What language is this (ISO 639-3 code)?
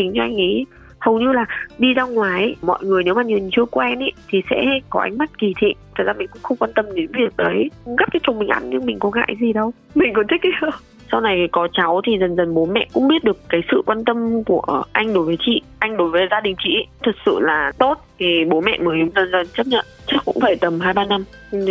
vie